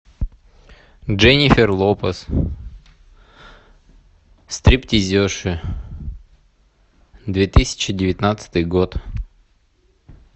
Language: Russian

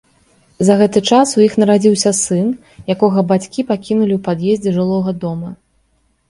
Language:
Belarusian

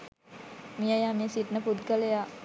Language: Sinhala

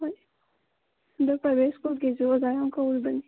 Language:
Manipuri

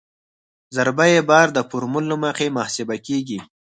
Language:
Pashto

